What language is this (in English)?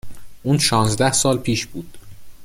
Persian